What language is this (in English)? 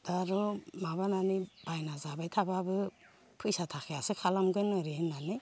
Bodo